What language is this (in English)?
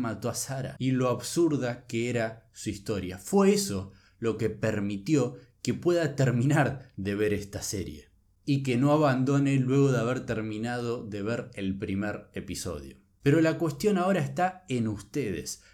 Spanish